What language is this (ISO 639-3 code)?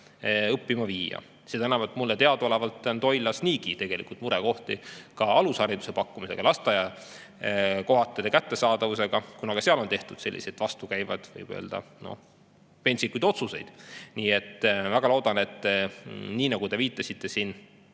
est